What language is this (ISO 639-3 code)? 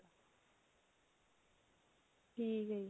pan